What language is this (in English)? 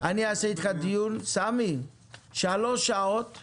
Hebrew